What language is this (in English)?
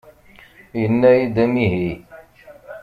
Kabyle